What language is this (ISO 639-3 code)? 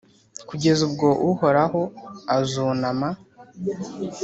kin